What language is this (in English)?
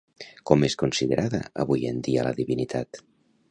Catalan